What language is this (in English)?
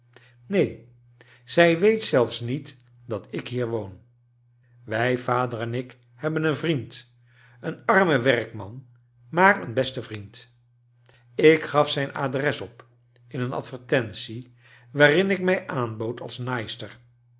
Dutch